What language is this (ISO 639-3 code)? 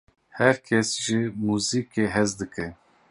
kur